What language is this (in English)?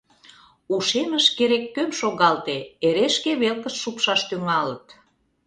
Mari